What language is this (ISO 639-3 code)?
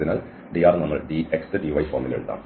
mal